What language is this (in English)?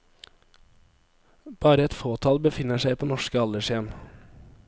Norwegian